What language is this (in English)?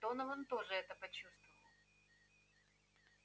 Russian